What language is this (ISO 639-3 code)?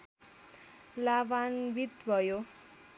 nep